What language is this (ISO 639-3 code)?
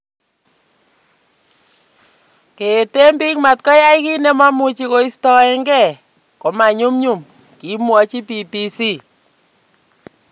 kln